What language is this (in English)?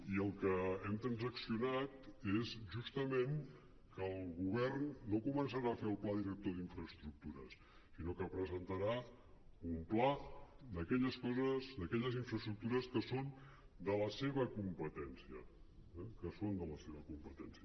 Catalan